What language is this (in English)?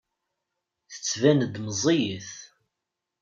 Kabyle